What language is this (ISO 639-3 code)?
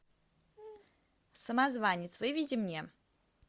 rus